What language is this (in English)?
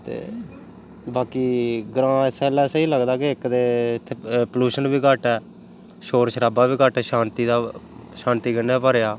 Dogri